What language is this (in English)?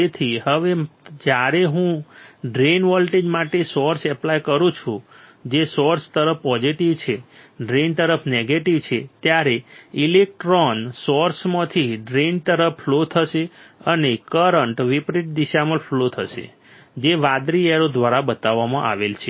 Gujarati